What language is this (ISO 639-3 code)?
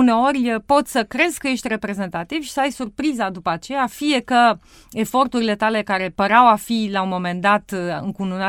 ron